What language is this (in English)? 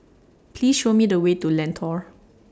English